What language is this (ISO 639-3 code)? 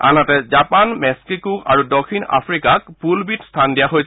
asm